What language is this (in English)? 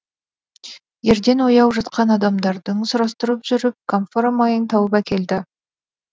Kazakh